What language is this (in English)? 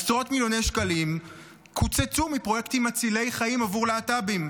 Hebrew